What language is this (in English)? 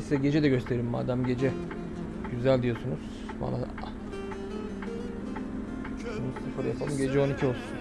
Turkish